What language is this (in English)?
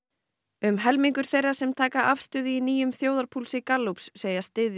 Icelandic